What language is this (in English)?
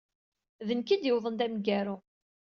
Kabyle